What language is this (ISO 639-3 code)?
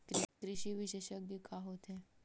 hne